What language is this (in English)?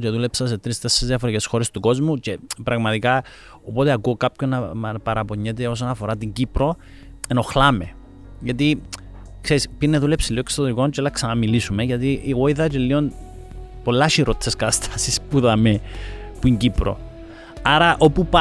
Greek